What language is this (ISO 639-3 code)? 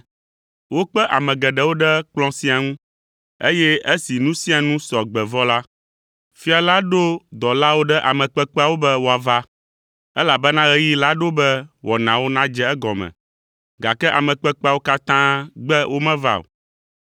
ewe